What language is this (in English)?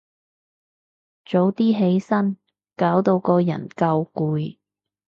Cantonese